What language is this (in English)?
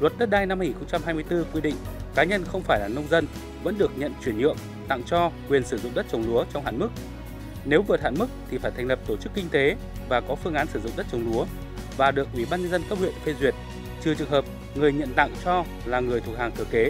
Vietnamese